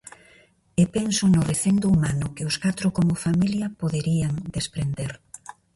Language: Galician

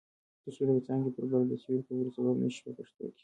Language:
Pashto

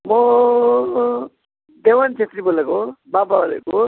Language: Nepali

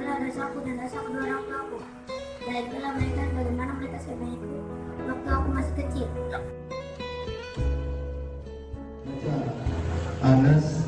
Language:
Indonesian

